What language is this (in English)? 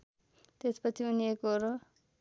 Nepali